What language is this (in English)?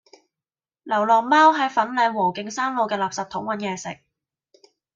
Cantonese